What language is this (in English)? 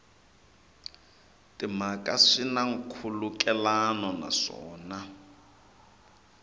Tsonga